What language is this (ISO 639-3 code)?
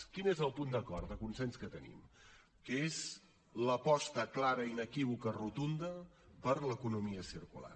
cat